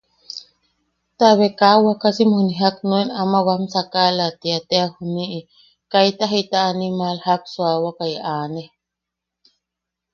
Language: Yaqui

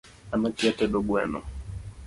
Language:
Luo (Kenya and Tanzania)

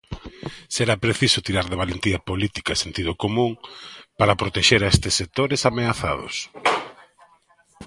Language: Galician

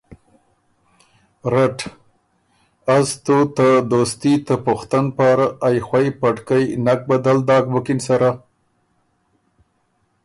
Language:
Ormuri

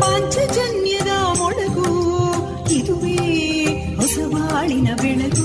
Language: Kannada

